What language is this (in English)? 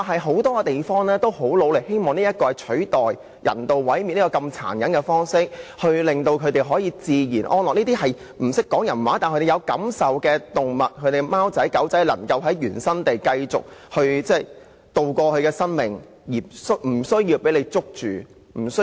Cantonese